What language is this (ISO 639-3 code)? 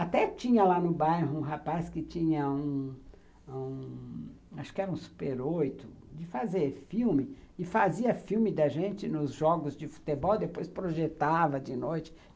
por